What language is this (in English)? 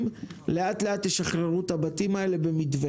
Hebrew